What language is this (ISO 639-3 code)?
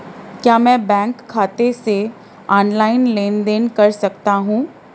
hin